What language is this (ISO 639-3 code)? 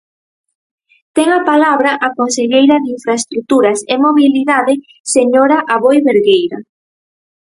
glg